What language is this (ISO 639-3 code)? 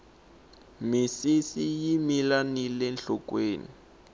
tso